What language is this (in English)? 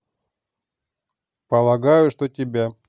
Russian